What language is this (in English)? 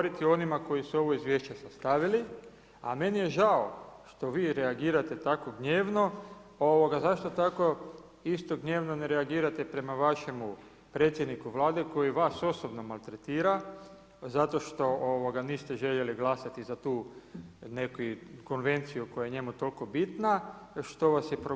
Croatian